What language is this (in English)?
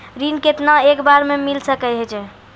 Maithili